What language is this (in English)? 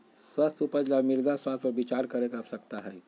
Magahi